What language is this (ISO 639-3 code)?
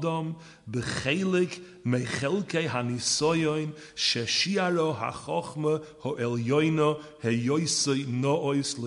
eng